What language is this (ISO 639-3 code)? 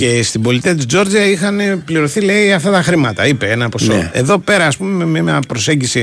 ell